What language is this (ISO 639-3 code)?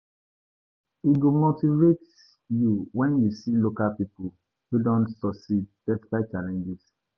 pcm